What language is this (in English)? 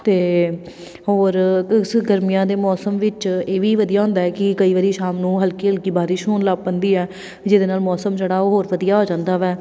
Punjabi